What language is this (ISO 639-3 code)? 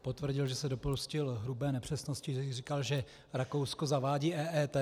ces